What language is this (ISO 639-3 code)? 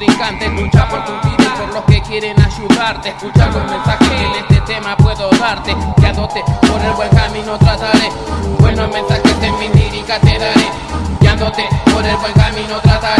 spa